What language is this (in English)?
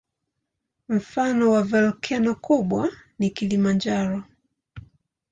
Swahili